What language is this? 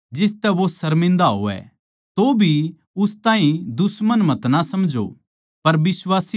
Haryanvi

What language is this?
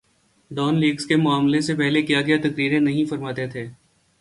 Urdu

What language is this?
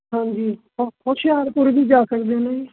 Punjabi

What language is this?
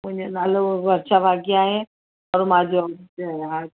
Sindhi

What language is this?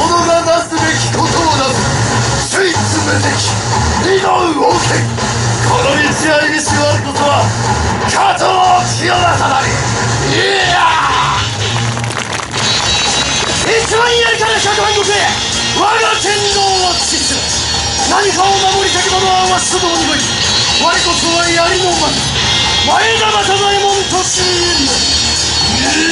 Japanese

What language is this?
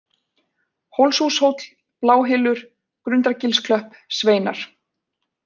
Icelandic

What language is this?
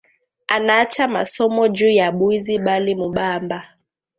Swahili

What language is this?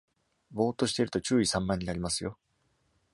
Japanese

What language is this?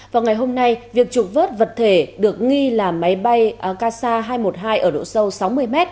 Vietnamese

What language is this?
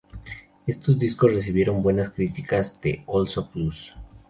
Spanish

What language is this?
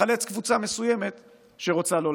Hebrew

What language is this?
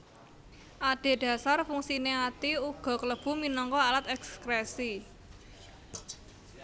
Javanese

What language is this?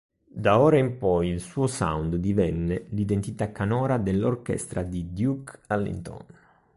Italian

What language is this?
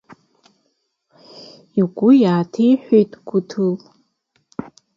Abkhazian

